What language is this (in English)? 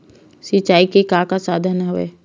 Chhattisgarhi